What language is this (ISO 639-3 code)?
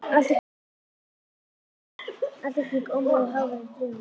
isl